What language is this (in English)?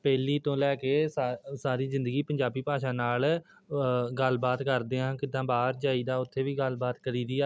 Punjabi